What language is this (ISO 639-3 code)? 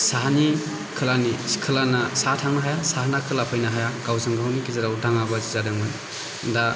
brx